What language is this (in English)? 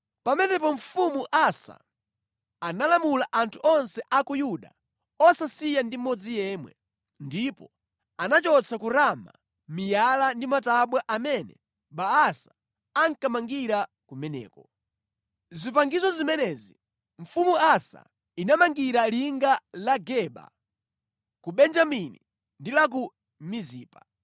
Nyanja